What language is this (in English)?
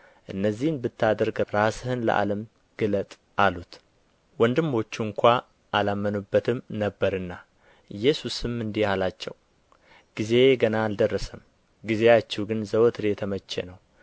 Amharic